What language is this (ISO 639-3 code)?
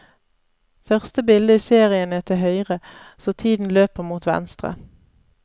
nor